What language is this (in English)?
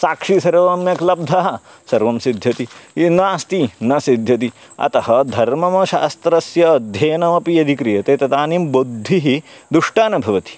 Sanskrit